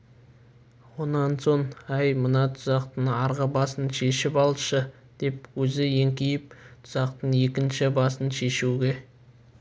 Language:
Kazakh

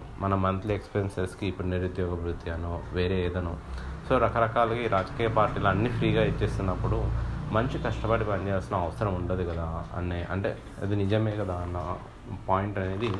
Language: Telugu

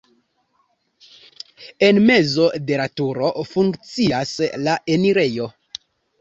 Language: Esperanto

